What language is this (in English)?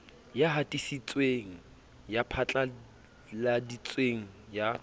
Southern Sotho